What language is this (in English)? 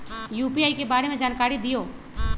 Magahi